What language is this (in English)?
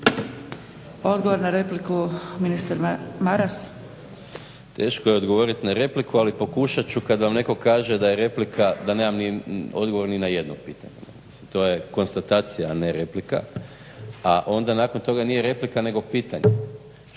Croatian